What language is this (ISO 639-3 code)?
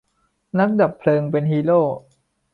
tha